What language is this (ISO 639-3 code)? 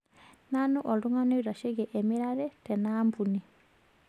mas